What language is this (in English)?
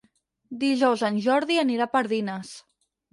Catalan